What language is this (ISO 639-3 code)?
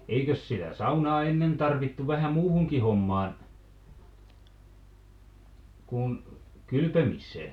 fin